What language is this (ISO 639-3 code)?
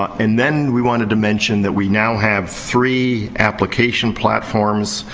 eng